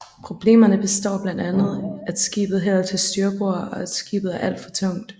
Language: Danish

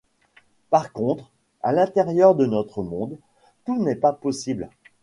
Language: French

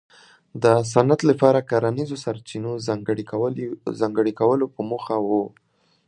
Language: Pashto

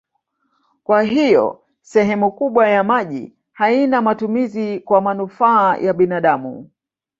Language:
Swahili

